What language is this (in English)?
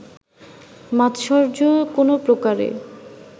Bangla